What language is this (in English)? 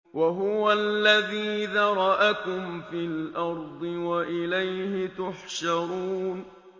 Arabic